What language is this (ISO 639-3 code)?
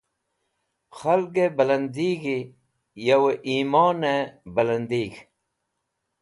wbl